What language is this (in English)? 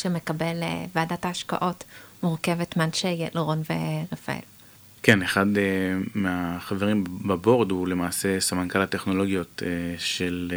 Hebrew